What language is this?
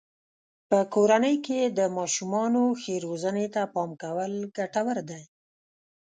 Pashto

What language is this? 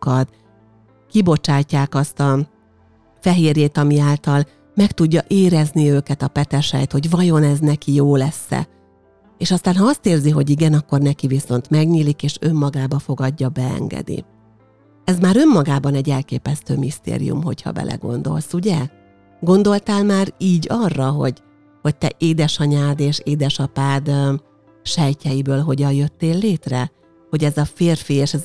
Hungarian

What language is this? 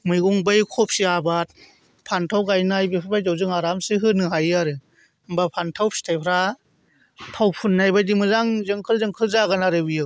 Bodo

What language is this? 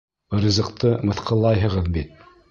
Bashkir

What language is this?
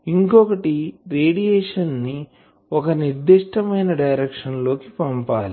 Telugu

